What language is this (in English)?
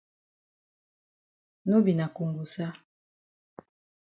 Cameroon Pidgin